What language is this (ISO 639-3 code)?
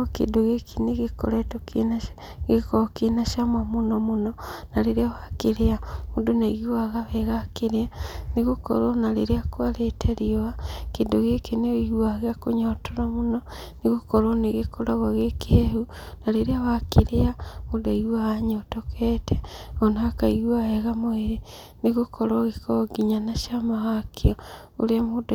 kik